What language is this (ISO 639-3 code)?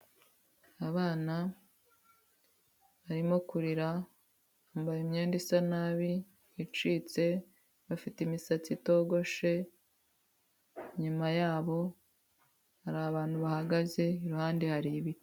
kin